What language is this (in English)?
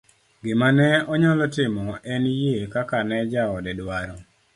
Luo (Kenya and Tanzania)